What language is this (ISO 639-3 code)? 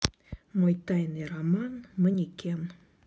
rus